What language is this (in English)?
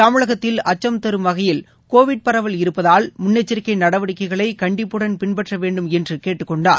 Tamil